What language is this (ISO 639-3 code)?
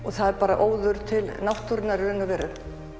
isl